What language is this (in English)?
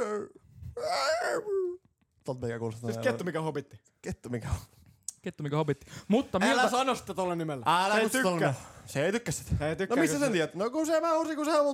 Finnish